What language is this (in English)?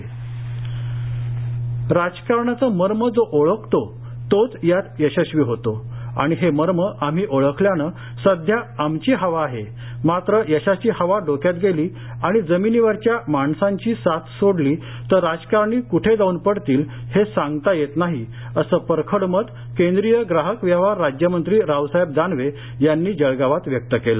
Marathi